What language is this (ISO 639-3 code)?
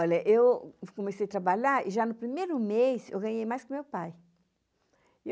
por